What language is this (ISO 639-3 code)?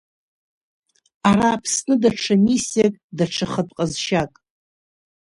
abk